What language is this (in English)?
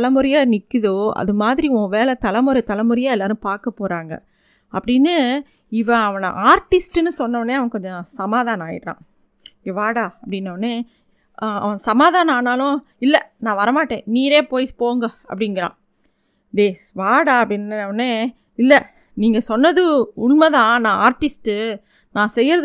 Tamil